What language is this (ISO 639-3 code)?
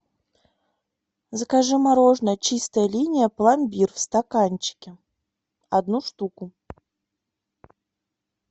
rus